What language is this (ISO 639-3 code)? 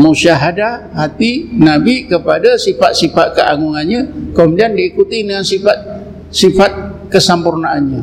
msa